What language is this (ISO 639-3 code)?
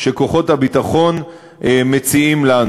heb